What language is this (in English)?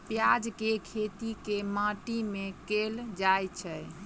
Maithili